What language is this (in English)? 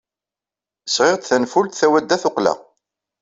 Kabyle